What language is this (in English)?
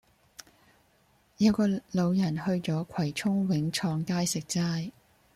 Cantonese